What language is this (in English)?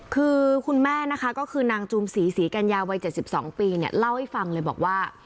Thai